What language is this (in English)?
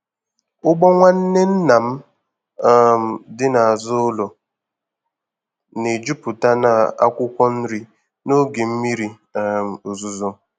Igbo